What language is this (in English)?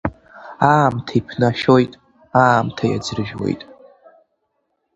Abkhazian